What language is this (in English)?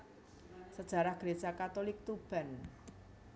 Javanese